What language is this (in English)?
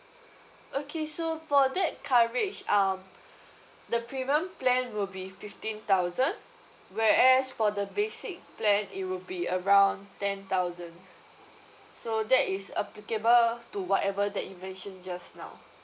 English